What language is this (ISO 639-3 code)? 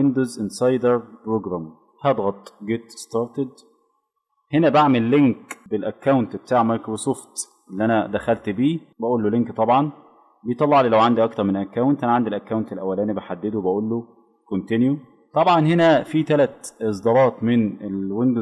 ara